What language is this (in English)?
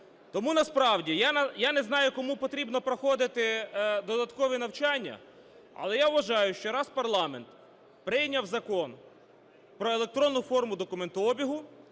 Ukrainian